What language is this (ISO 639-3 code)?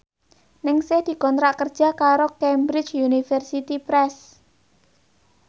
jav